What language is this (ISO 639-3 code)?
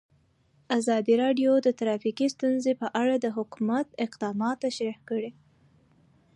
pus